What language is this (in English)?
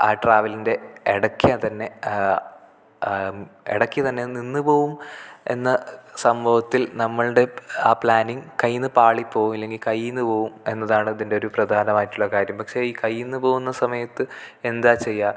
Malayalam